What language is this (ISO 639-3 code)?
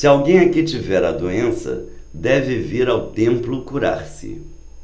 por